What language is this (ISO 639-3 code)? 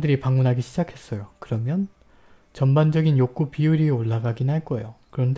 kor